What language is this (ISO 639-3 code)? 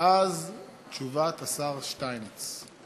heb